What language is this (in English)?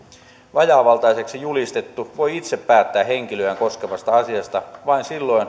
Finnish